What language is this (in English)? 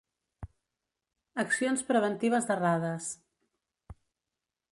Catalan